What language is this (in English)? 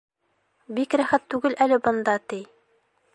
Bashkir